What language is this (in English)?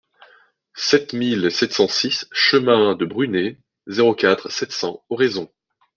French